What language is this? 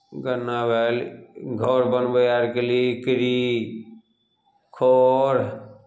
Maithili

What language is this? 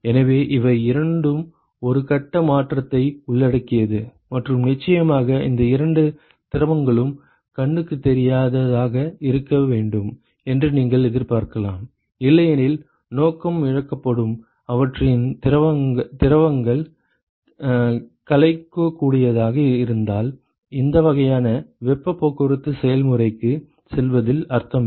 Tamil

